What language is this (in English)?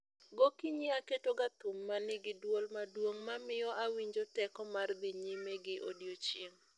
Luo (Kenya and Tanzania)